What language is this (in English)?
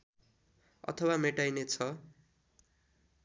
Nepali